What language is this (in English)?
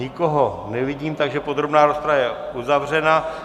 Czech